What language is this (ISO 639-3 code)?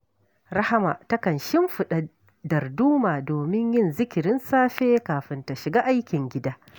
hau